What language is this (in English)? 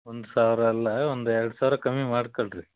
Kannada